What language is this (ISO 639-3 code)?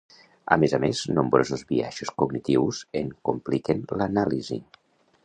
cat